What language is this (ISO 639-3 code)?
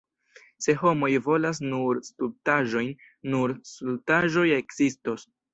epo